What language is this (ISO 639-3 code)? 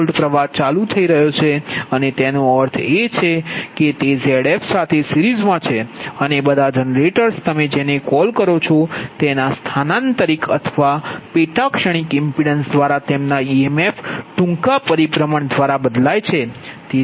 guj